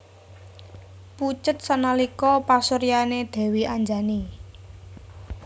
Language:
Javanese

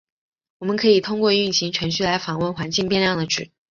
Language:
Chinese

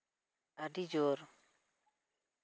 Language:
Santali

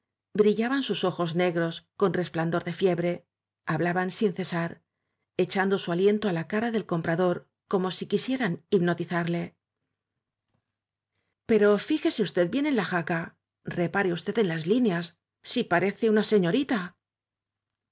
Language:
Spanish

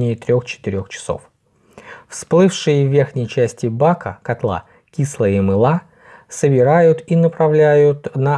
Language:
Russian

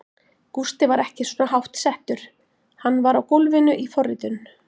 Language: Icelandic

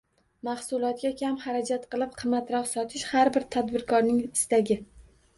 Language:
Uzbek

